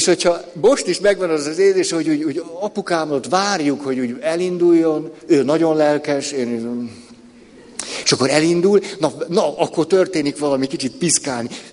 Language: Hungarian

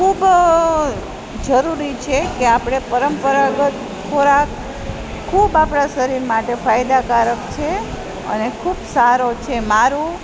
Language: Gujarati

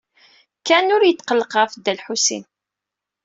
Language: Kabyle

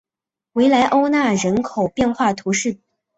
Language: Chinese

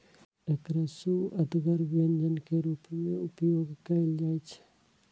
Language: Maithili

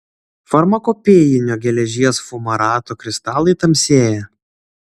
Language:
Lithuanian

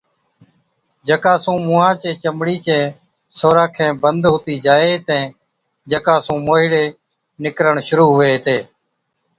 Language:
Od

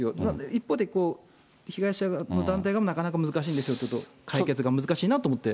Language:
Japanese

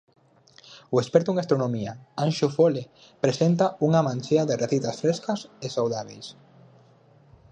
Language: Galician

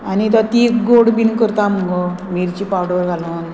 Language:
Konkani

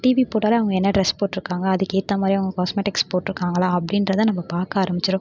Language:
Tamil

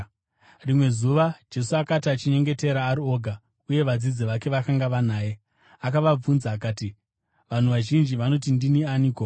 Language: Shona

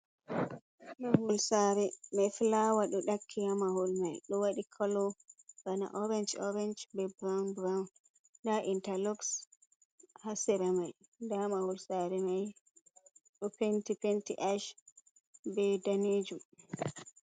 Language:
Fula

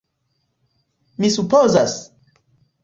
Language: Esperanto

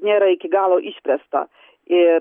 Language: Lithuanian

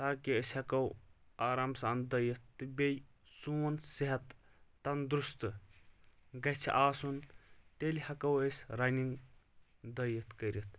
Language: Kashmiri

